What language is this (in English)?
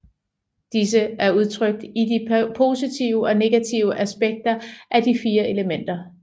Danish